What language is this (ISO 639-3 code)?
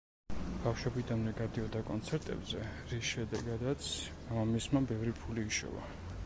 kat